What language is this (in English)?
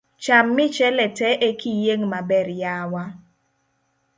Luo (Kenya and Tanzania)